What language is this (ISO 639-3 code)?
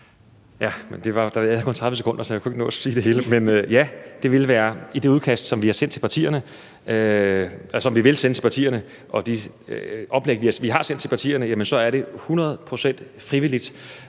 dan